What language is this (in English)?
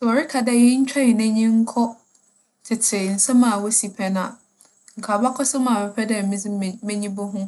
Akan